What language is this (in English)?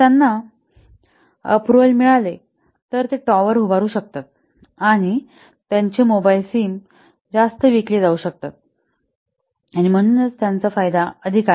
Marathi